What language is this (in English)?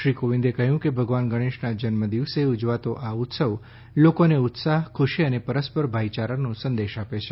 Gujarati